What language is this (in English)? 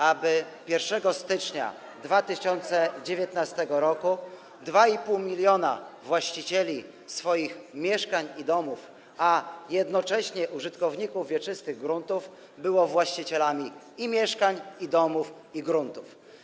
Polish